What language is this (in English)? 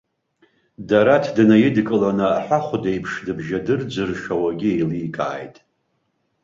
Abkhazian